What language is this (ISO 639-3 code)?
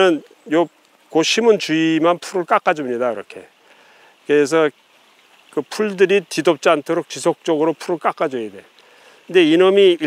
kor